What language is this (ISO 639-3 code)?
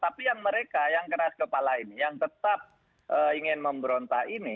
ind